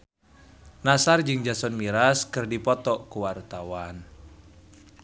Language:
Sundanese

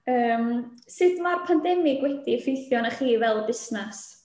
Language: Welsh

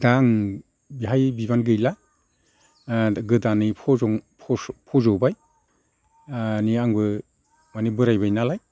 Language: Bodo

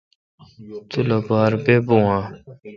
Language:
Kalkoti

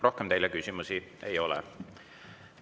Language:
Estonian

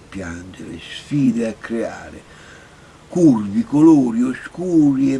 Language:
Italian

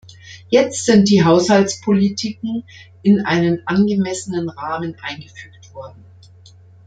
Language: German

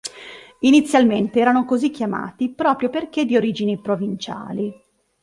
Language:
Italian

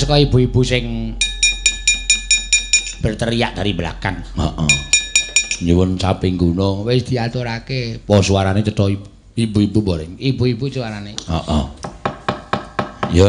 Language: Indonesian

